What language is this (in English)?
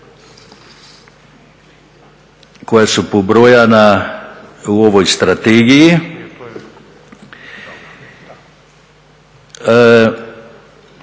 Croatian